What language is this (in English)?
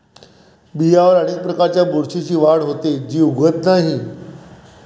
Marathi